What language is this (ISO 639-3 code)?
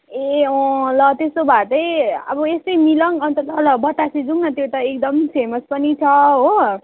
nep